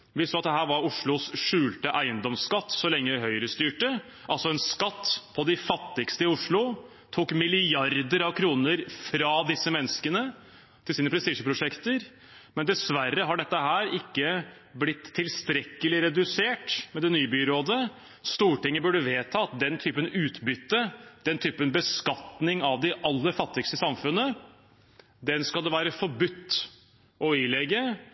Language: Norwegian Bokmål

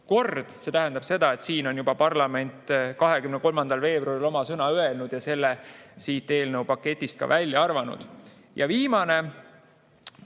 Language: Estonian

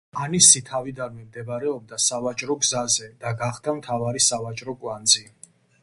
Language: Georgian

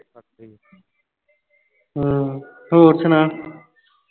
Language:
Punjabi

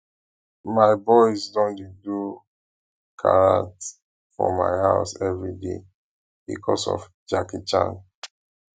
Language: Nigerian Pidgin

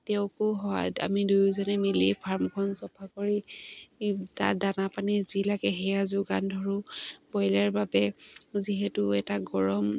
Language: Assamese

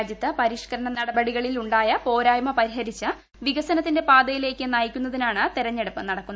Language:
Malayalam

